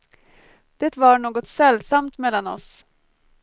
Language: Swedish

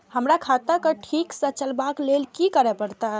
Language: Maithili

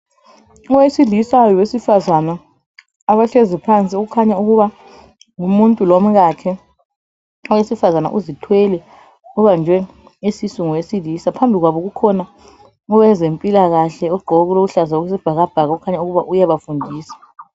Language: North Ndebele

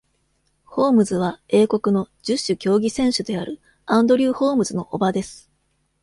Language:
Japanese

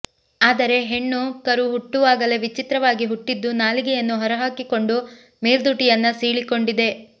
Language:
Kannada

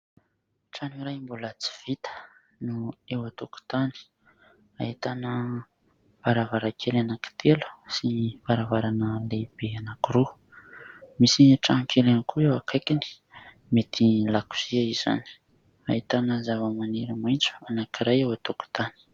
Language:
Malagasy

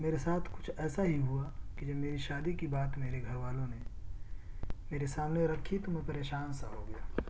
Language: Urdu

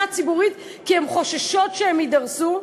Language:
Hebrew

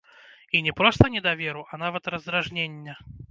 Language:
Belarusian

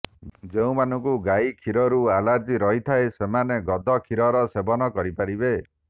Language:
Odia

